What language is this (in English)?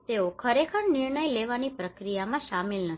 Gujarati